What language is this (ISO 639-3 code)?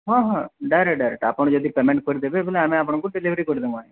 ori